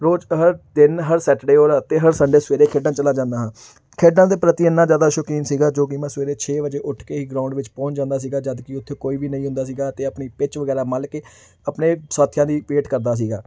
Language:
Punjabi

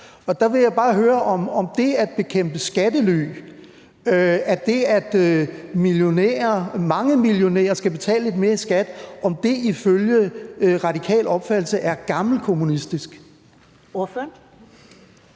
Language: Danish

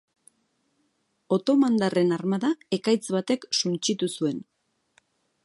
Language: Basque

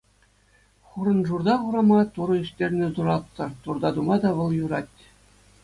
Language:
Chuvash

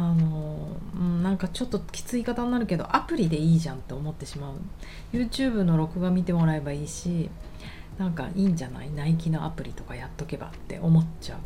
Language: Japanese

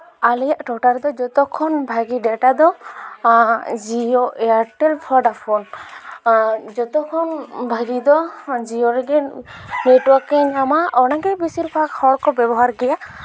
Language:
Santali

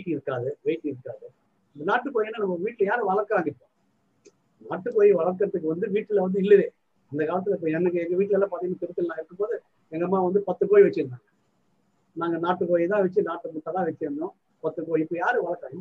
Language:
Tamil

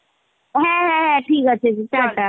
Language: Bangla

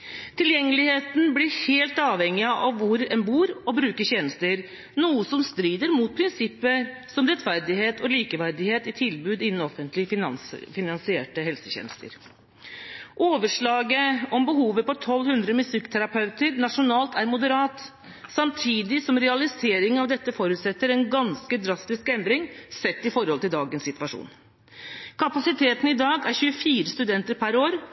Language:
Norwegian Bokmål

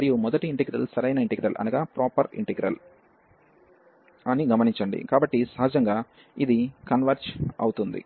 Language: Telugu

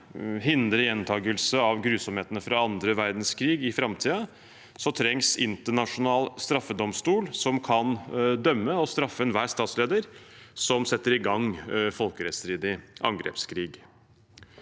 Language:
Norwegian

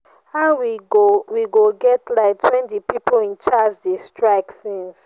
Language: Nigerian Pidgin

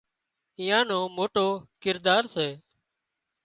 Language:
Wadiyara Koli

